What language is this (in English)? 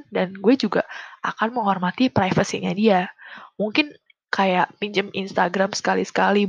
Indonesian